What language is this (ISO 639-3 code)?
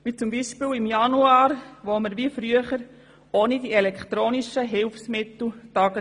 gsw